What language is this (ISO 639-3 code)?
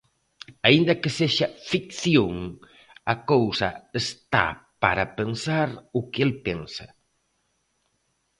glg